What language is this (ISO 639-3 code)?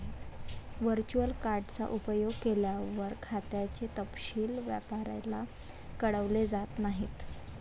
mar